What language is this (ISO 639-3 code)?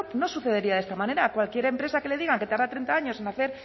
spa